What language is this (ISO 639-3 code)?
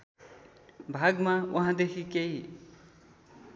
nep